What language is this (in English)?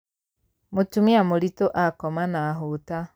Kikuyu